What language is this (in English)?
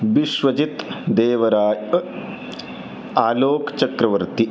Sanskrit